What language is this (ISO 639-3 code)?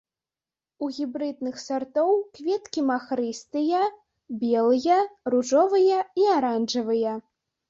bel